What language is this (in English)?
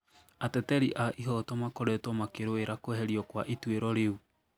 Kikuyu